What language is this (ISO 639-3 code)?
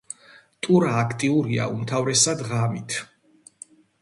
kat